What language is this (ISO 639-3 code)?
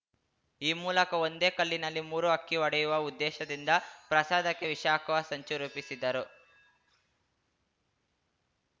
kan